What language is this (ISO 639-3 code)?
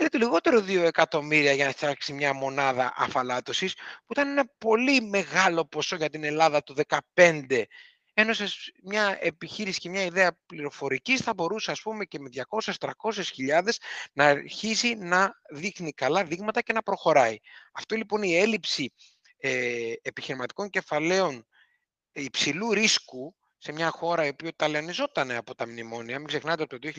ell